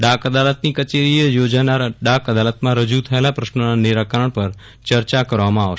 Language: Gujarati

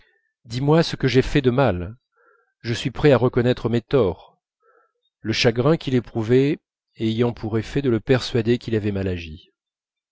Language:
French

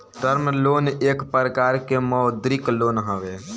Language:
Bhojpuri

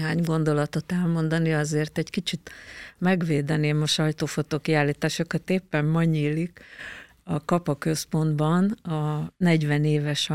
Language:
Hungarian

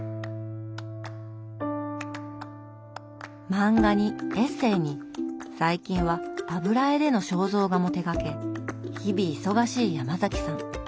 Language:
Japanese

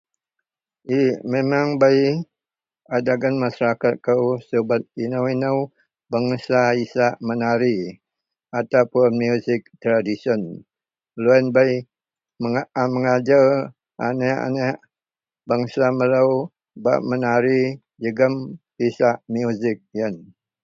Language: Central Melanau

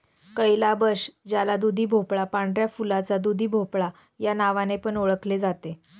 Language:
Marathi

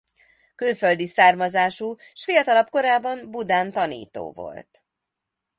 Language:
Hungarian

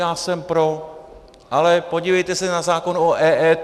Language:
Czech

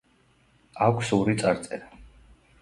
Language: Georgian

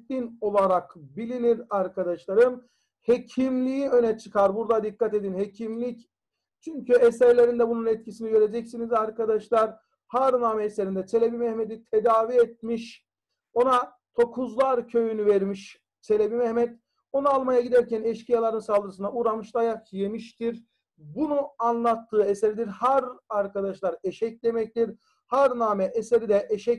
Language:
Turkish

